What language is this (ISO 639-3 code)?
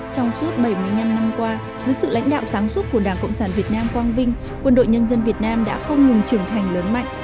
vie